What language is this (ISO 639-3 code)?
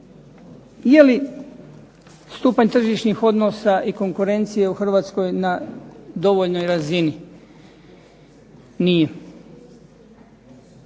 hrv